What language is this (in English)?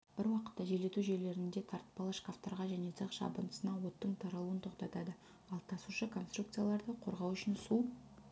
Kazakh